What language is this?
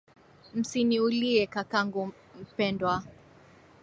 Swahili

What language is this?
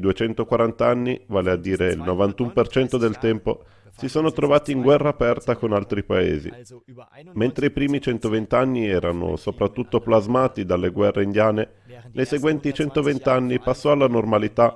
Italian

